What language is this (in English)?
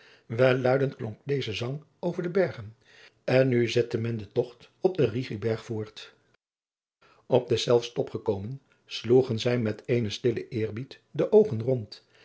Dutch